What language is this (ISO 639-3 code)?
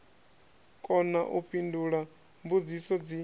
ven